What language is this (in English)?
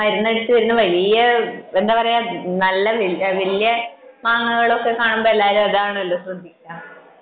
Malayalam